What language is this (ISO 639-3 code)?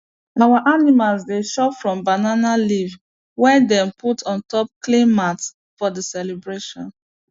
pcm